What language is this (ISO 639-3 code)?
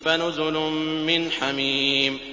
ara